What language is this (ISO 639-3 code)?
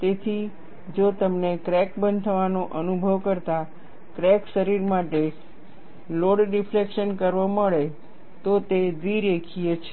guj